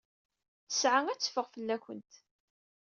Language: Kabyle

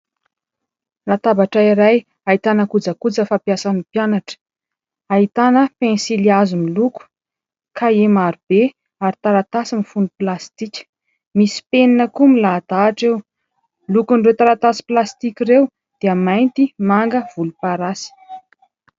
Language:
Malagasy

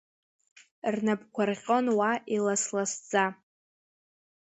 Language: Abkhazian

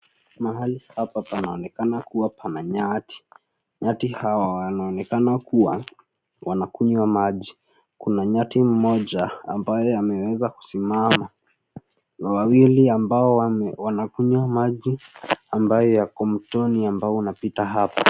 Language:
Swahili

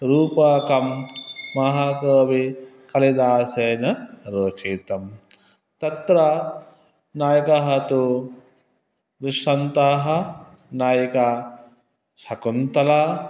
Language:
Sanskrit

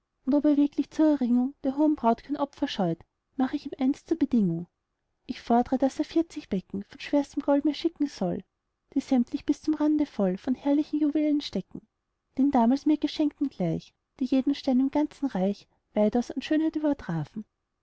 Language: German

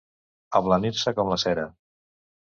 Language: Catalan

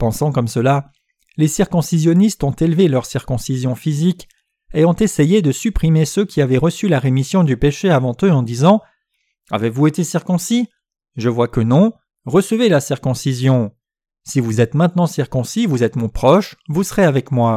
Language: French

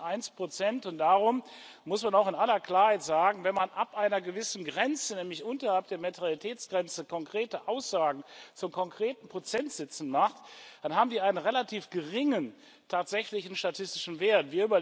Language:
German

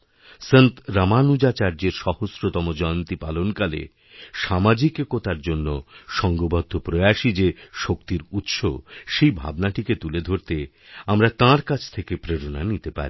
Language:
Bangla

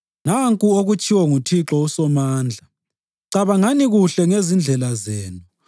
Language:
North Ndebele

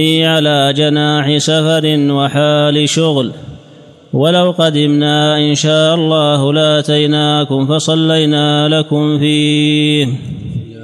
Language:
Arabic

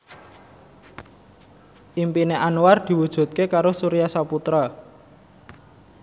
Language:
Javanese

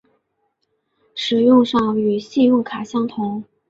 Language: Chinese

